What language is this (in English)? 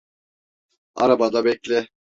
Turkish